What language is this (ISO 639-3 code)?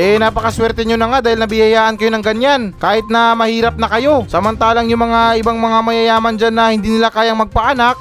fil